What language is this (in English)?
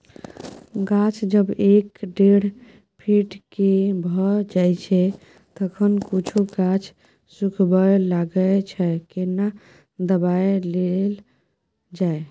Maithili